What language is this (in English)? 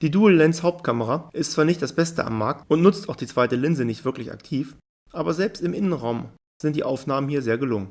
German